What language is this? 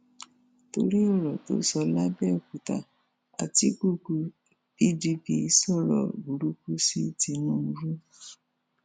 Yoruba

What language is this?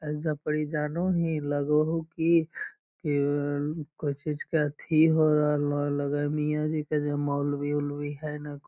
Magahi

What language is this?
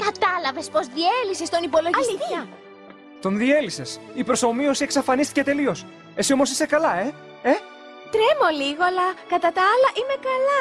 Greek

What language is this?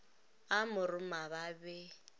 Northern Sotho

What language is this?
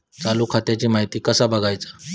Marathi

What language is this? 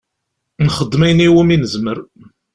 Kabyle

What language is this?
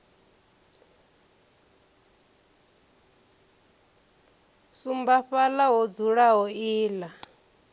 Venda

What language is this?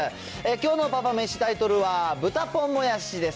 Japanese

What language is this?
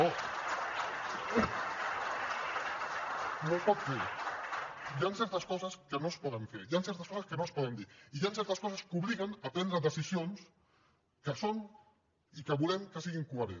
Catalan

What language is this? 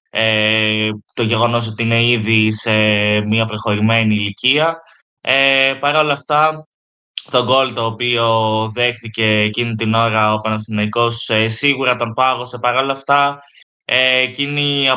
Greek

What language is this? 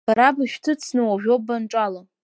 Abkhazian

